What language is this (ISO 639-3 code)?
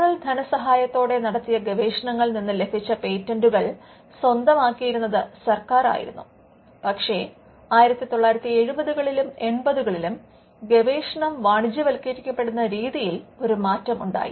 mal